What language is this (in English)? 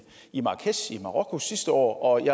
Danish